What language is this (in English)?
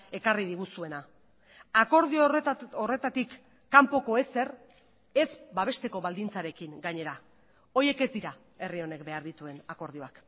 Basque